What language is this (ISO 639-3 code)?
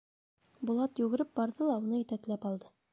bak